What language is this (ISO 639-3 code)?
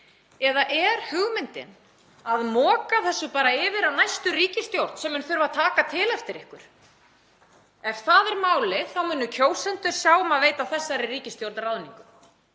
isl